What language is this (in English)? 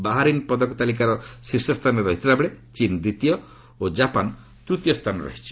Odia